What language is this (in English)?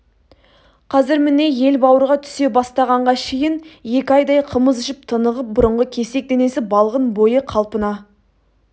Kazakh